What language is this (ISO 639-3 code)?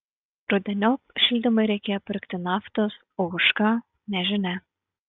lit